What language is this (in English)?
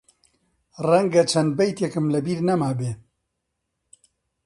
Central Kurdish